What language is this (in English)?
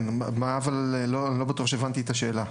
Hebrew